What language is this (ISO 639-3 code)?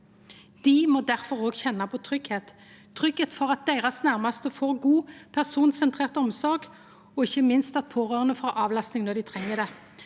nor